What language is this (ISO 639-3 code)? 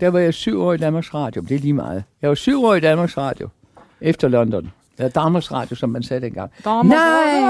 dan